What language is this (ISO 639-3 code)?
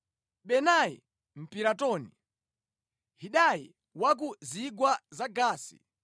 nya